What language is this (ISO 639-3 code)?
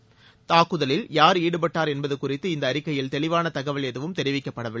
tam